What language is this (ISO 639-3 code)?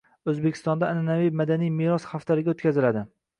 uzb